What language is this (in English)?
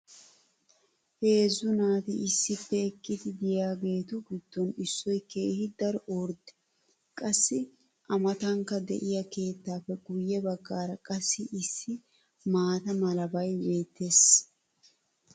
Wolaytta